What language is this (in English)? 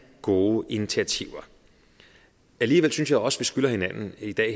Danish